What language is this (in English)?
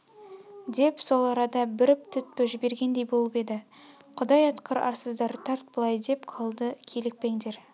Kazakh